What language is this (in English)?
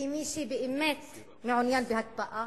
Hebrew